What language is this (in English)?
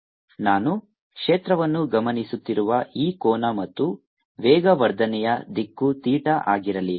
Kannada